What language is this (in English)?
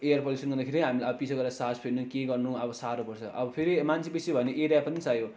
Nepali